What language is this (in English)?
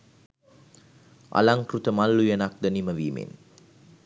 Sinhala